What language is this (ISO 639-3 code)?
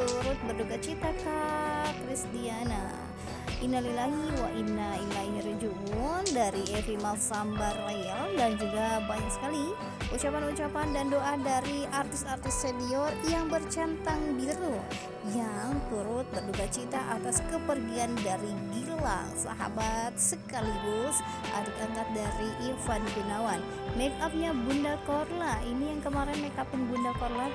ind